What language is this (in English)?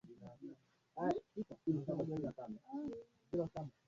Swahili